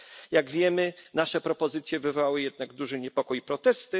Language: Polish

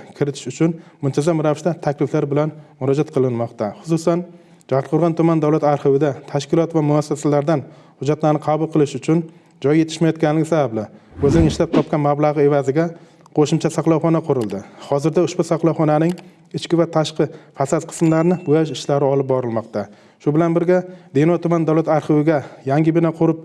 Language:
Turkish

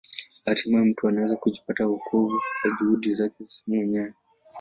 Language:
Swahili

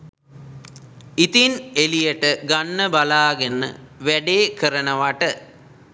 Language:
Sinhala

